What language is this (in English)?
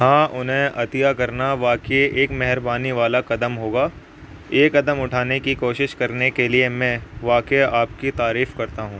Urdu